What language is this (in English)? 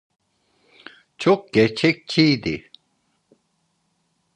Turkish